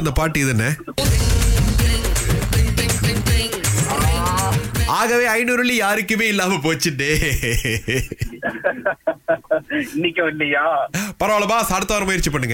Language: Tamil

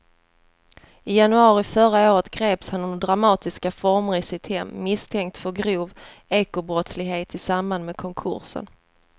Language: Swedish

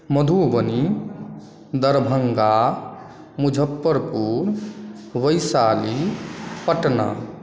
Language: Maithili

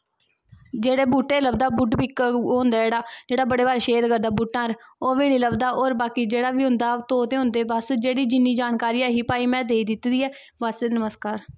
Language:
Dogri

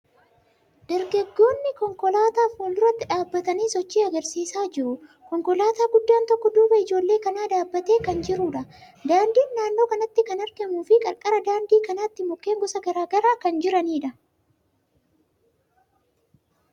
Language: Oromo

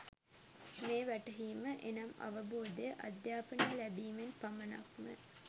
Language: Sinhala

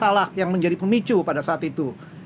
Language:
Indonesian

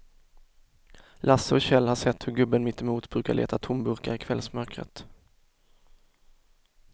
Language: Swedish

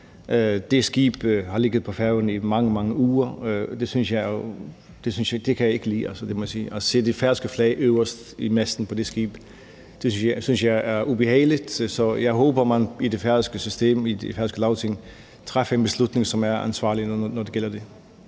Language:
Danish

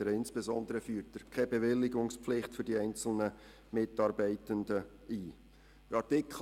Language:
Swiss German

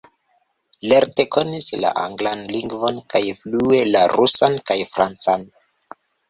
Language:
Esperanto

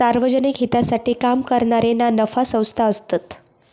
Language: Marathi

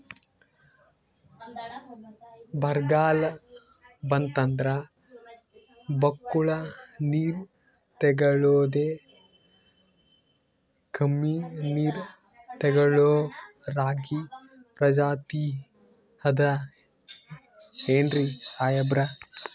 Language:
Kannada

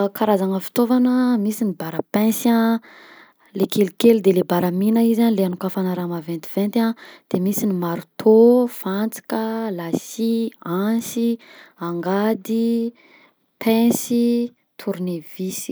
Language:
Southern Betsimisaraka Malagasy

